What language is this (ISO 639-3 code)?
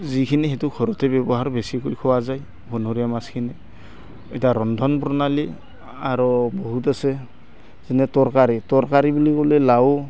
asm